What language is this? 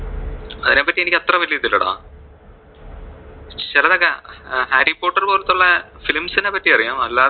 Malayalam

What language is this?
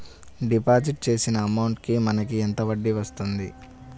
Telugu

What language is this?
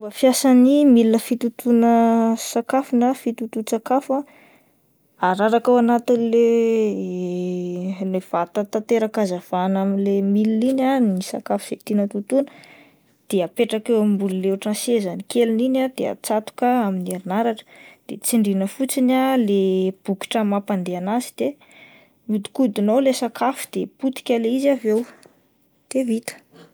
Malagasy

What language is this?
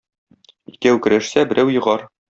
Tatar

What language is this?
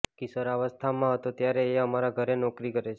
Gujarati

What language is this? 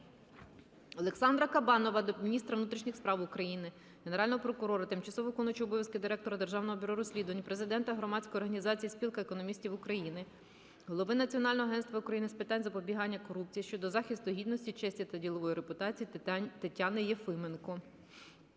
Ukrainian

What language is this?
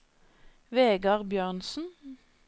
Norwegian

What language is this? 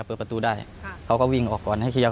Thai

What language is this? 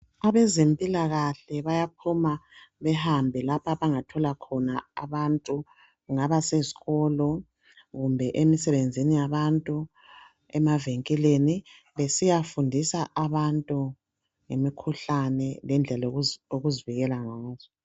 North Ndebele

